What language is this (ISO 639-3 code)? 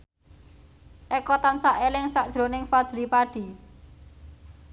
jav